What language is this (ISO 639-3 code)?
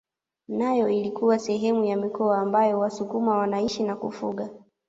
swa